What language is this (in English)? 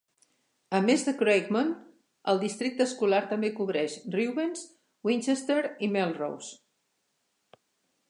Catalan